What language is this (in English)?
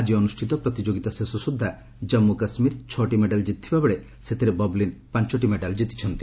Odia